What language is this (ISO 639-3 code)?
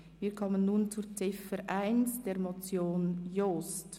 gsw